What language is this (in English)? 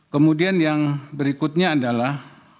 Indonesian